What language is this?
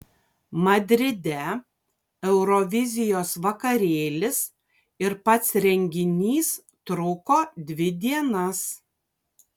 Lithuanian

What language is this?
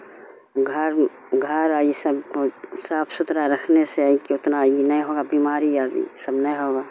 Urdu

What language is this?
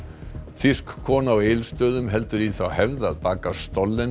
Icelandic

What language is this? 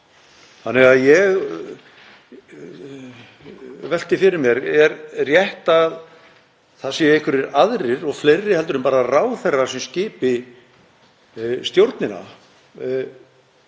Icelandic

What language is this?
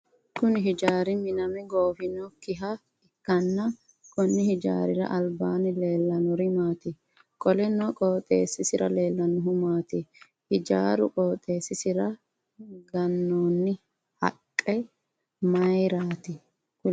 Sidamo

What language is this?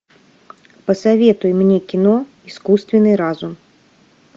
Russian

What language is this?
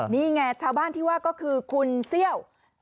Thai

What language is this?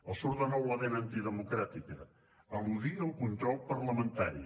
Catalan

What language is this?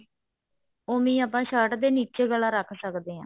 Punjabi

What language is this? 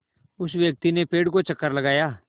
Hindi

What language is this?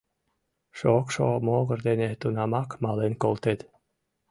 Mari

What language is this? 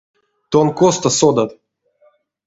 Erzya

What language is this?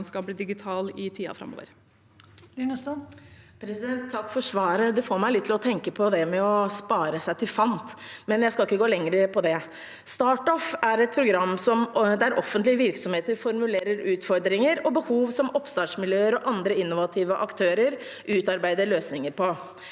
Norwegian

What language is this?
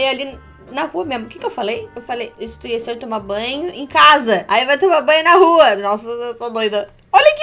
Portuguese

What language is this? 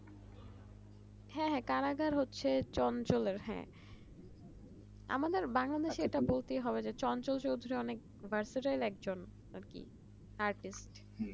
Bangla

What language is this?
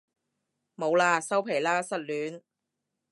Cantonese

